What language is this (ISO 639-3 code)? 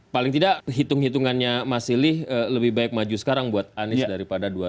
ind